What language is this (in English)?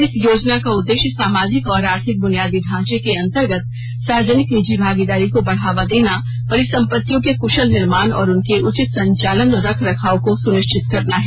Hindi